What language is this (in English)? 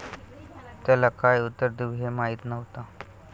Marathi